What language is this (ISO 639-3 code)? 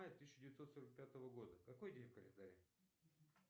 rus